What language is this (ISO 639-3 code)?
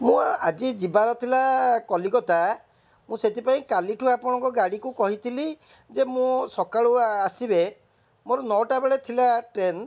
ori